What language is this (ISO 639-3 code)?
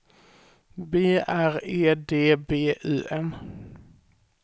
swe